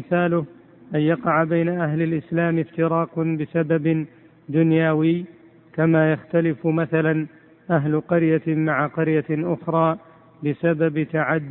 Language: Arabic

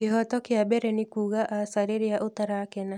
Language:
Kikuyu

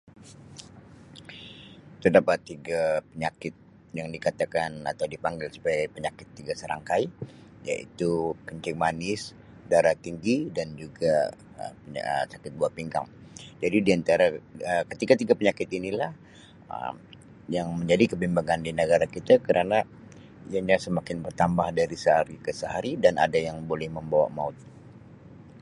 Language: Sabah Malay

